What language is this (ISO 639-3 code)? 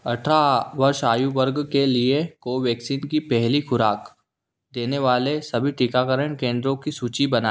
hin